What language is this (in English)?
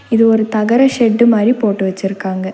Tamil